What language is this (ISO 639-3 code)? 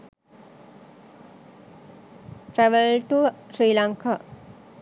sin